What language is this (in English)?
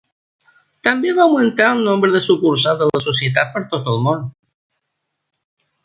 Catalan